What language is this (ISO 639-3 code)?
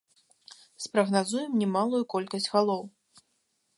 bel